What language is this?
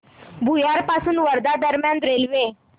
Marathi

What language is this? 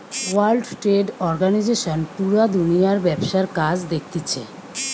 Bangla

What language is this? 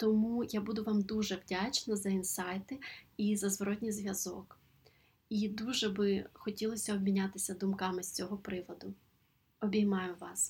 Ukrainian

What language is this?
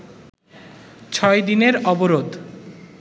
Bangla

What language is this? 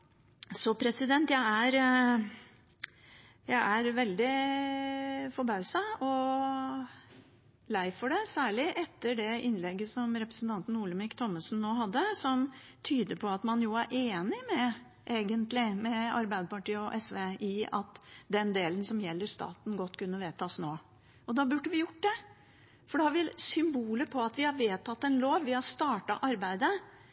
Norwegian Bokmål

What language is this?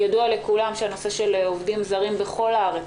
Hebrew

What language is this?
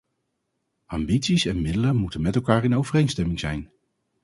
Dutch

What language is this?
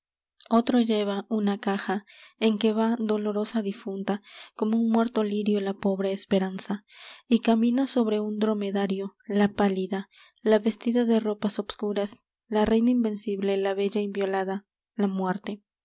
Spanish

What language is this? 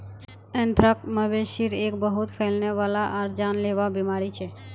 Magahi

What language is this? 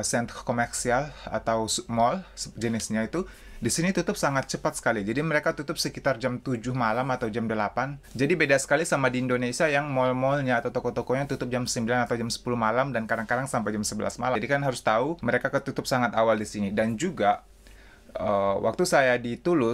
Indonesian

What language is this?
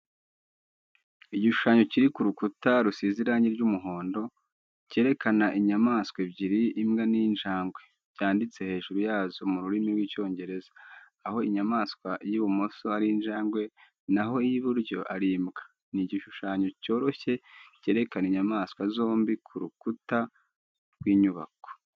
Kinyarwanda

